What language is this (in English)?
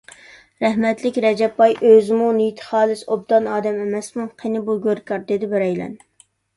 Uyghur